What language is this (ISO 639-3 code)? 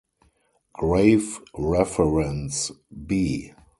eng